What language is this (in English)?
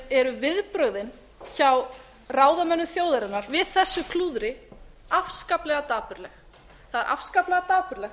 Icelandic